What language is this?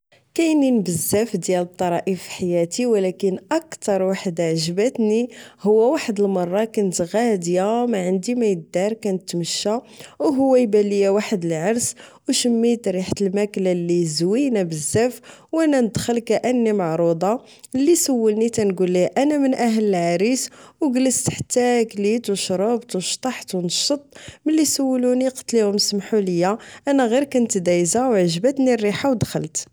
Moroccan Arabic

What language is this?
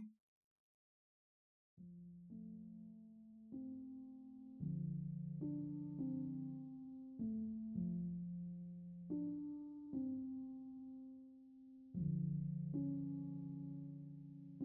French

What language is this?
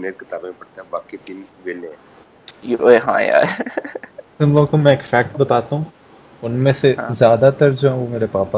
Urdu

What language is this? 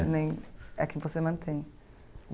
Portuguese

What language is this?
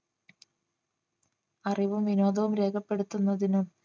Malayalam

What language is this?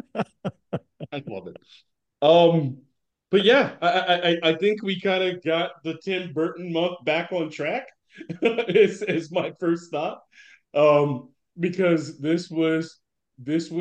English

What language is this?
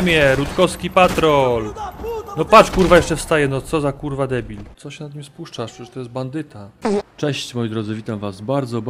Polish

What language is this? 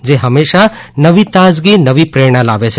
Gujarati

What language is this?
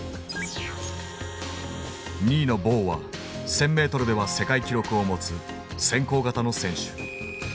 Japanese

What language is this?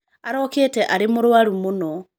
Kikuyu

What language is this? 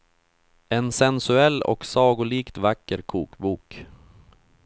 Swedish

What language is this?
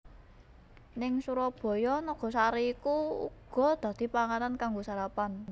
Javanese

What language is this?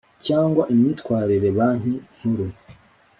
Kinyarwanda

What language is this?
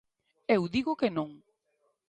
Galician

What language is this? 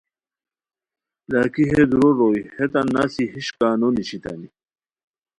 Khowar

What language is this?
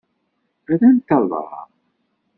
Kabyle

